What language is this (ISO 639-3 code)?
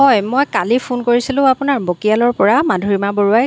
asm